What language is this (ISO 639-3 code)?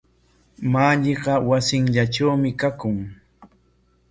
qwa